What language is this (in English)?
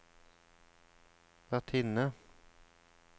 Norwegian